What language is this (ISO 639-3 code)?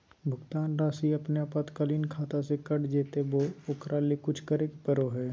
mag